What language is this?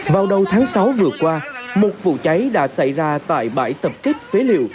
Vietnamese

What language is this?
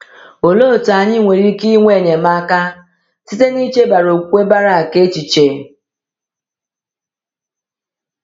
Igbo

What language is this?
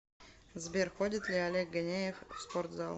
Russian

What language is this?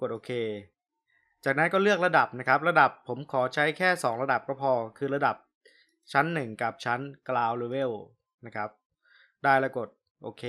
Thai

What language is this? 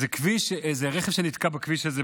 Hebrew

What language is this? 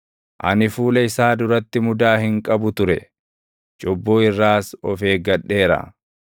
Oromo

